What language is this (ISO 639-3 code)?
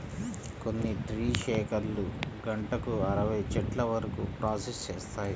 tel